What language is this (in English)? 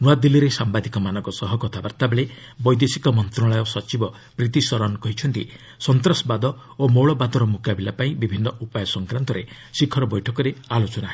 Odia